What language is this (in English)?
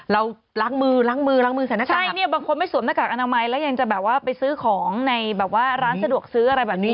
Thai